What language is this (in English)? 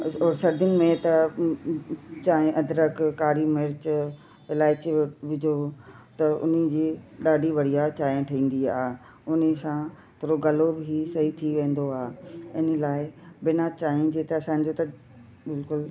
Sindhi